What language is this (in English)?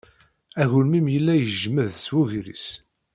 Kabyle